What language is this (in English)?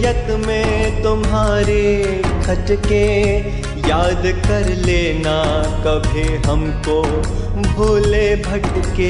Hindi